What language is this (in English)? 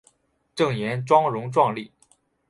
Chinese